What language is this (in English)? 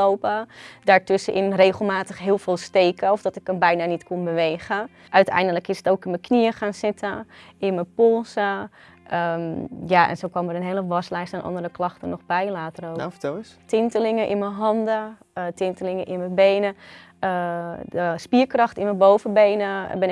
Dutch